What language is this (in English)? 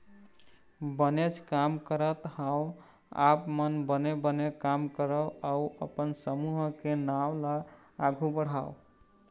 Chhattisgarhi